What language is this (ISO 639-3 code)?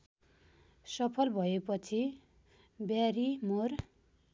nep